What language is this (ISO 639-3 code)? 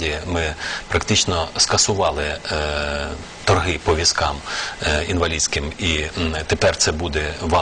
ukr